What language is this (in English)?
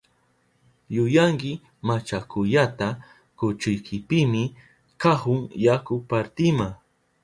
Southern Pastaza Quechua